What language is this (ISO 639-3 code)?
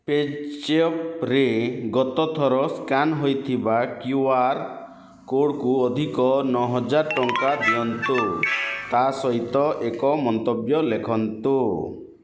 ori